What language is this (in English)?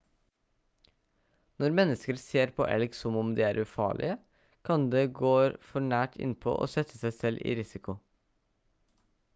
Norwegian Bokmål